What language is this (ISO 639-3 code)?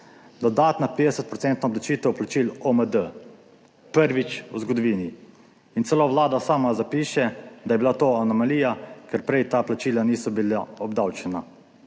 slv